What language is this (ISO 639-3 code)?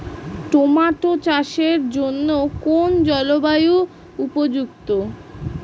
ben